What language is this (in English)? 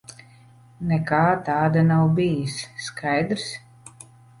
Latvian